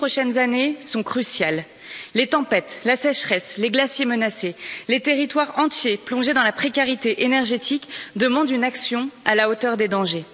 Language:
French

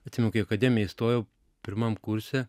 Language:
Lithuanian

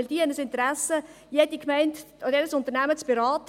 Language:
Swiss German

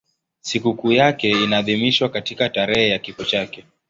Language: Swahili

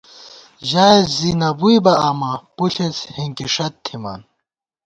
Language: Gawar-Bati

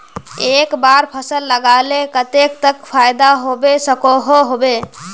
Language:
Magahi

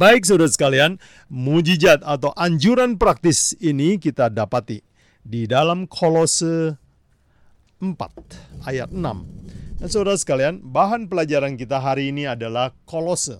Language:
Indonesian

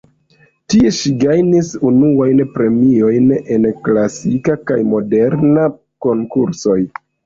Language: Esperanto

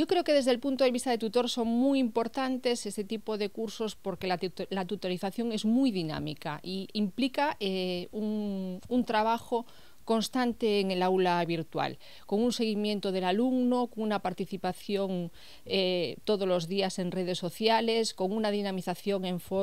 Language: Spanish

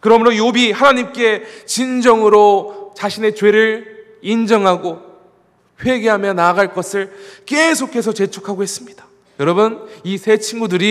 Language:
Korean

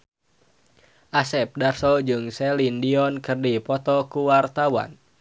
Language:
Sundanese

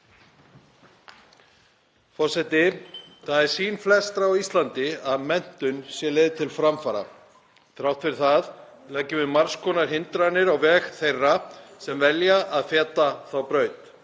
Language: Icelandic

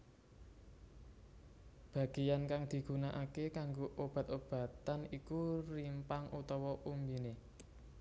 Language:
Javanese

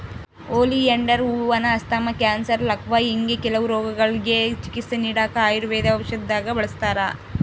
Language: Kannada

